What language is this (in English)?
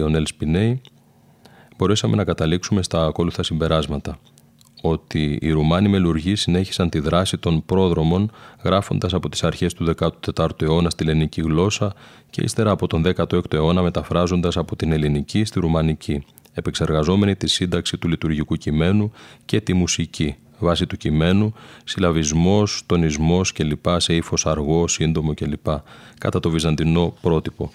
Greek